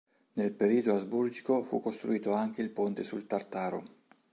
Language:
Italian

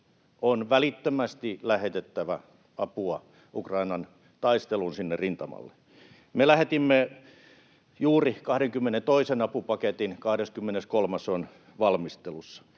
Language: Finnish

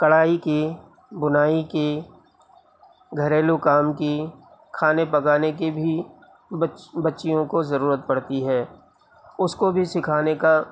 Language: Urdu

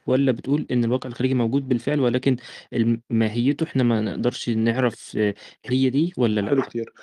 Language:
Arabic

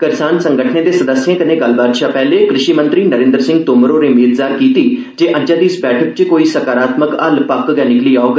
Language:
Dogri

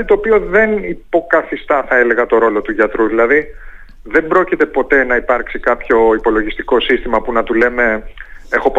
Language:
Greek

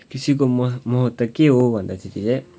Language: Nepali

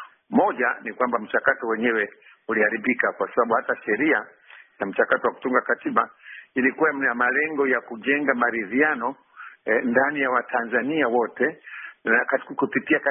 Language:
Swahili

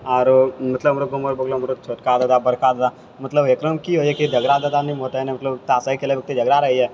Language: Maithili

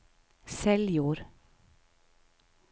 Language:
Norwegian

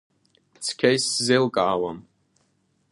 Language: Abkhazian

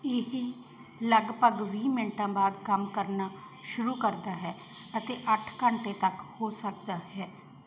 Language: Punjabi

